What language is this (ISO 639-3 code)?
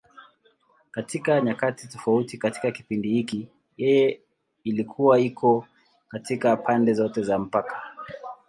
swa